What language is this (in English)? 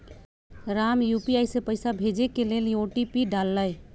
Magahi